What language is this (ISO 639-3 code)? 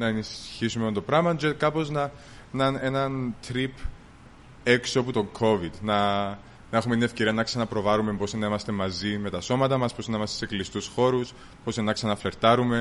ell